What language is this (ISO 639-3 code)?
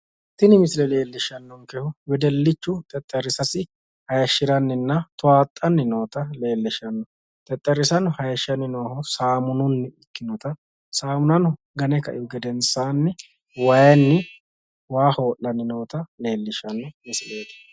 sid